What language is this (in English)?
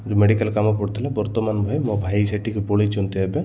Odia